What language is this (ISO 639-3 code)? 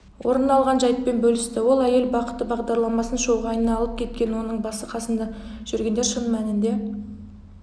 kaz